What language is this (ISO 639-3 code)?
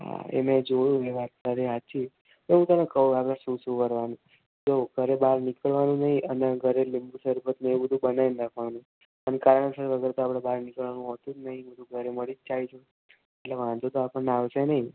guj